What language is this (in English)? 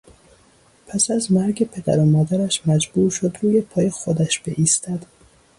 Persian